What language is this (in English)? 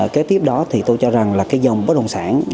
Vietnamese